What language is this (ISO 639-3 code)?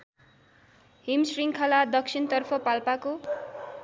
nep